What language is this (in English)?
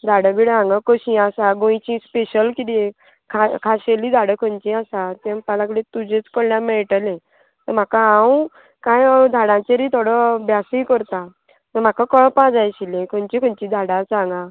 Konkani